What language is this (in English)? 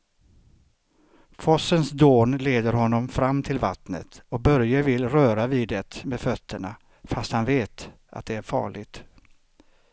Swedish